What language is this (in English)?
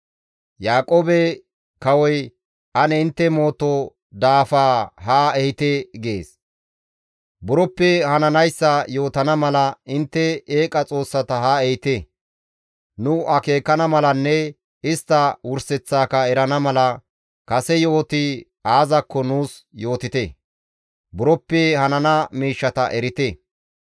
Gamo